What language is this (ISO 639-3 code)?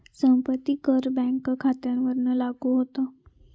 mar